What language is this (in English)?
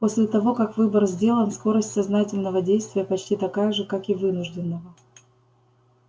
Russian